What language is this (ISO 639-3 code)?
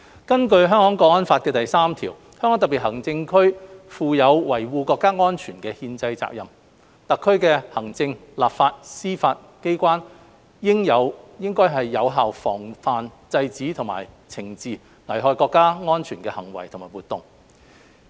yue